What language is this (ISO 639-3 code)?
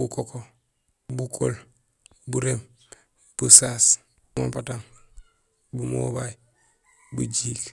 gsl